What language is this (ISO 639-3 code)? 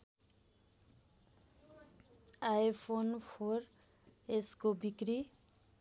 nep